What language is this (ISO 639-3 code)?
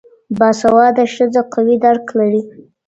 pus